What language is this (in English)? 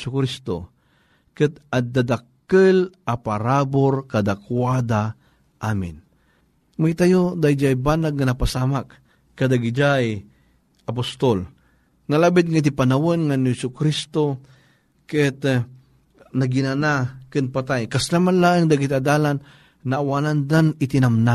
Filipino